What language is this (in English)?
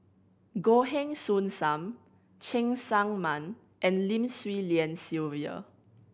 English